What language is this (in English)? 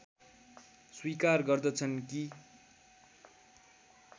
Nepali